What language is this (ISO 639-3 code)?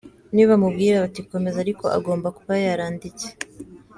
kin